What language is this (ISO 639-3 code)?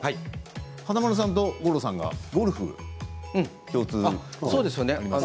jpn